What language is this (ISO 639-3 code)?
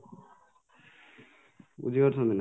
ori